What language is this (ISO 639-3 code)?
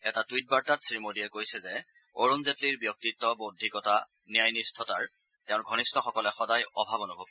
asm